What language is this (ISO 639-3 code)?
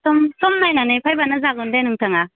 brx